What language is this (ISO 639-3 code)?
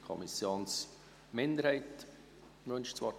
gsw